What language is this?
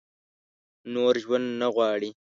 Pashto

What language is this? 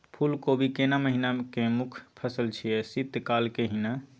Maithili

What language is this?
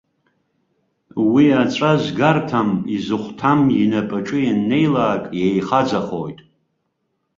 Abkhazian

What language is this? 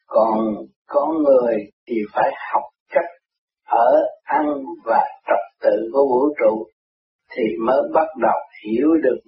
Vietnamese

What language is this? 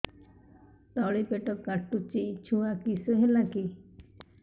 Odia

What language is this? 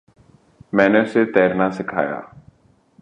Urdu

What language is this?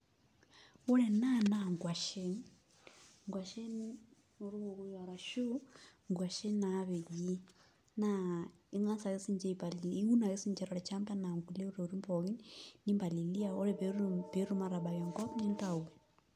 Masai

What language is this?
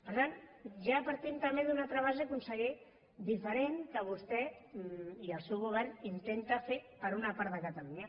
Catalan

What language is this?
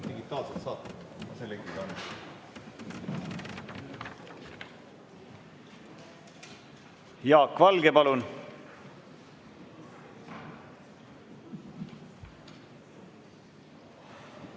Estonian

